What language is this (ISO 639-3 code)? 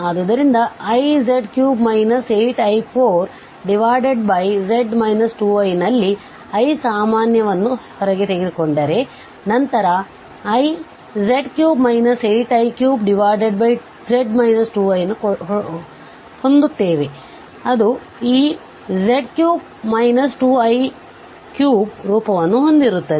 kan